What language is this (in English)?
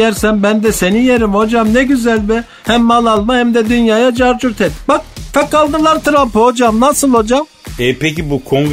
Turkish